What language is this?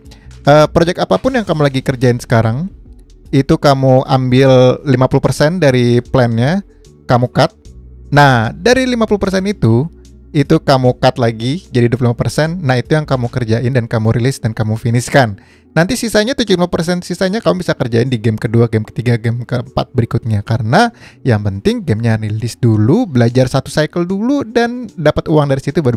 Indonesian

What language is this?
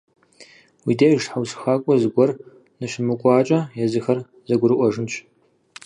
Kabardian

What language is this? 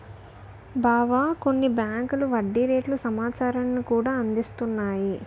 Telugu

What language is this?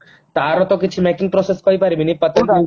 Odia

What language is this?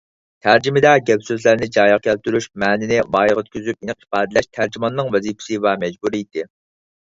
Uyghur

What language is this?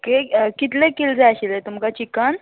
Konkani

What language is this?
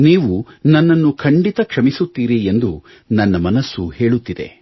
Kannada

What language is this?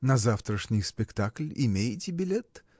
Russian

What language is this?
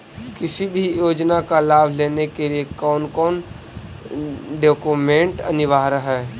Magahi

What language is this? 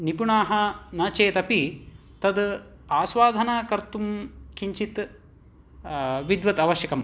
Sanskrit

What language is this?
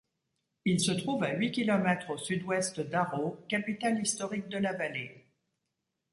French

